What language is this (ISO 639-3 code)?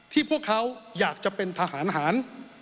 tha